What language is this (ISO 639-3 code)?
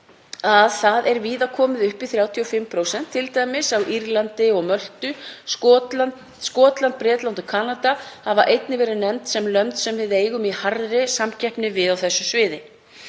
isl